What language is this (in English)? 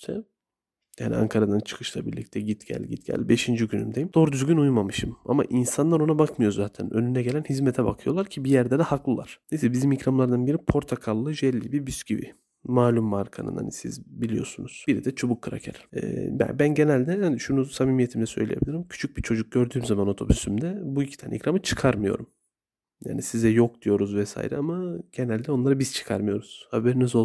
Turkish